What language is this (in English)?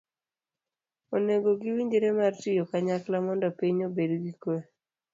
Luo (Kenya and Tanzania)